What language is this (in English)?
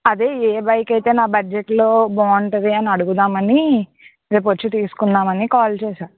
Telugu